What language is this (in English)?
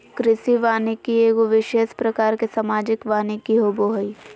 Magahi